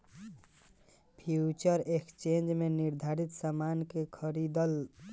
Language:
Bhojpuri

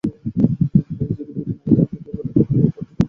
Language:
Bangla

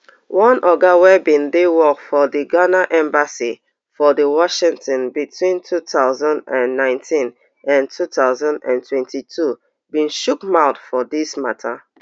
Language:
Nigerian Pidgin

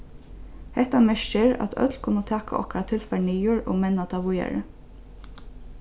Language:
Faroese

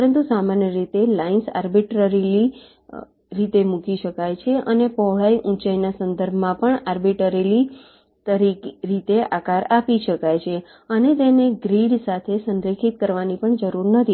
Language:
Gujarati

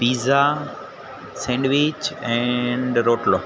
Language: Gujarati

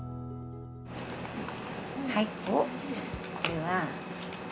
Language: Japanese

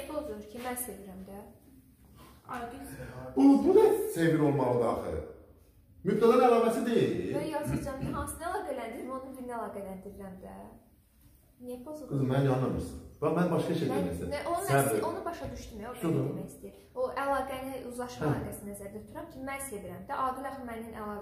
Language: Turkish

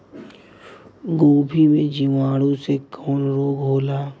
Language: Bhojpuri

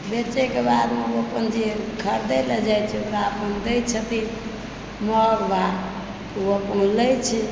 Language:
Maithili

